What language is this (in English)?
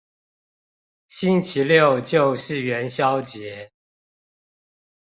Chinese